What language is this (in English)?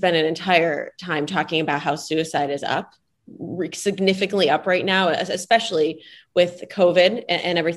English